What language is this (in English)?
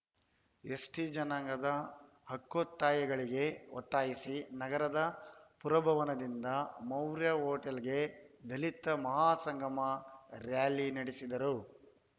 Kannada